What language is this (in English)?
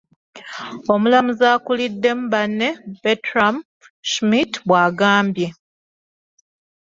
Ganda